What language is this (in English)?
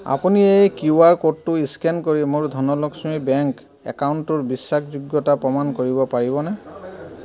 Assamese